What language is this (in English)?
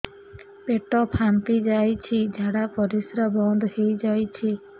Odia